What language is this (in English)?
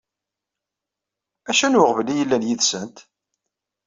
Kabyle